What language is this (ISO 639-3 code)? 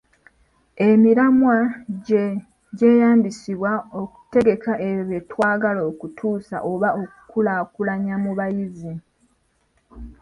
lug